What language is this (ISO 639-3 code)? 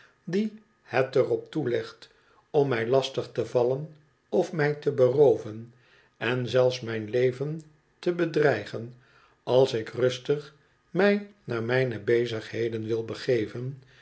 nld